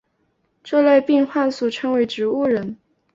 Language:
Chinese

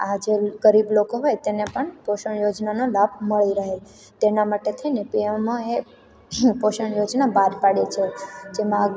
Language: Gujarati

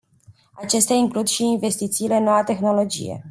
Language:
Romanian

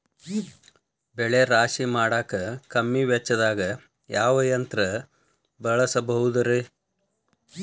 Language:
Kannada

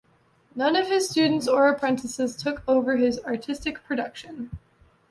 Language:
English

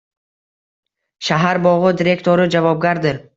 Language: Uzbek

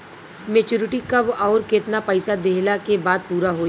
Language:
Bhojpuri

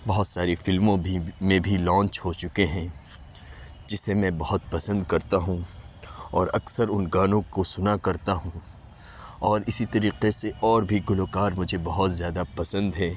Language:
Urdu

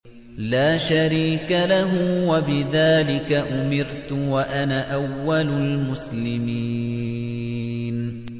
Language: Arabic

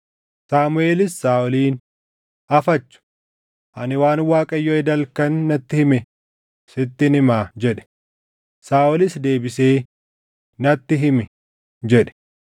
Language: Oromo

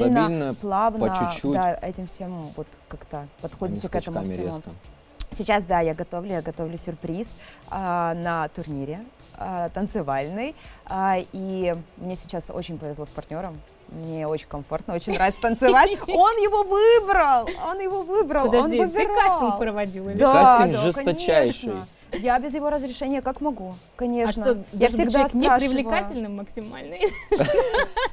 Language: Russian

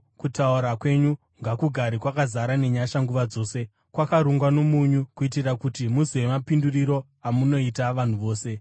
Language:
Shona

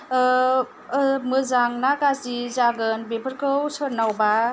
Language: Bodo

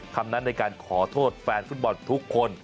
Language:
Thai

